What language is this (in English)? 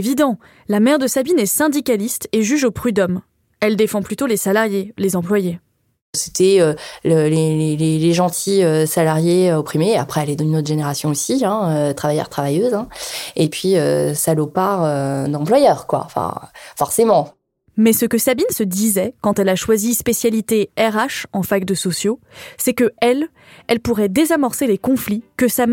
French